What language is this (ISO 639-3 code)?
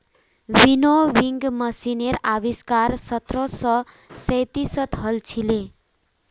mag